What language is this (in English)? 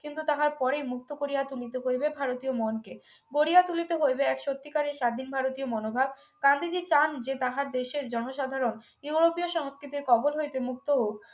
Bangla